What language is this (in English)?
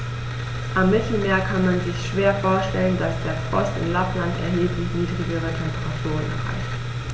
German